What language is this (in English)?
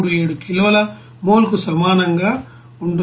Telugu